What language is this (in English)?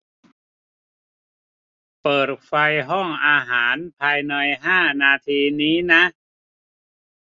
Thai